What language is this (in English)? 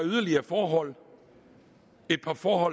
Danish